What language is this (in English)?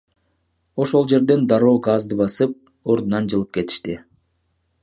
Kyrgyz